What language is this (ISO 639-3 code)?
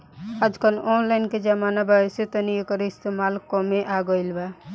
bho